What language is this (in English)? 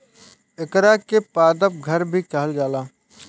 Bhojpuri